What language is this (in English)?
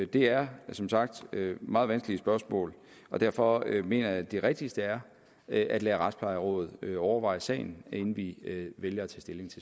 Danish